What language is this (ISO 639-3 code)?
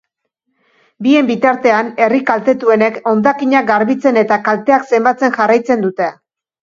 eus